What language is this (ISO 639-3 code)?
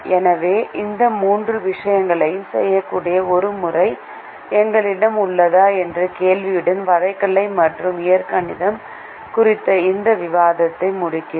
tam